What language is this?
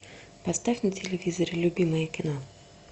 Russian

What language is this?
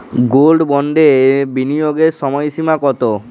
Bangla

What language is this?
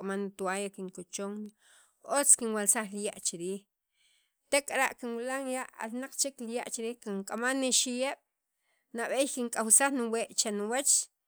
Sacapulteco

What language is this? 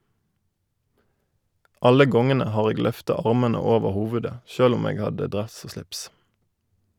Norwegian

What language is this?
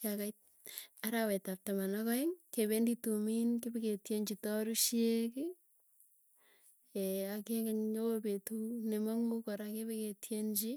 Tugen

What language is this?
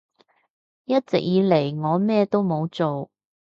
Cantonese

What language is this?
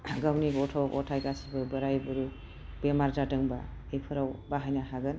Bodo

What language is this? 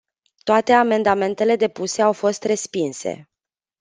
Romanian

